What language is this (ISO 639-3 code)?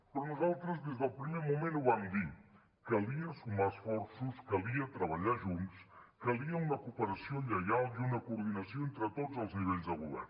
cat